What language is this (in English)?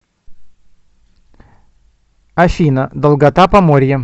Russian